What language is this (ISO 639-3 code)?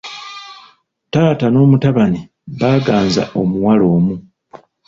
lug